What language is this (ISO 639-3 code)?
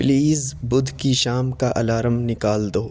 urd